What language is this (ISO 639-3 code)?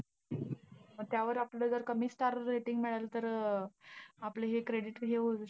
mar